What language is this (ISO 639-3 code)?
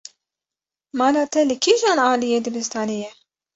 kur